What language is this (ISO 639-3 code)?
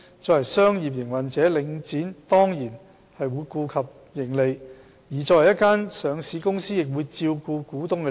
yue